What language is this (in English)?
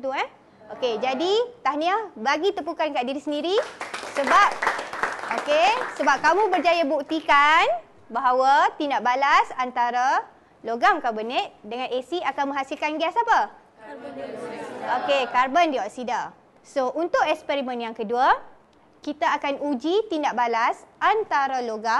Malay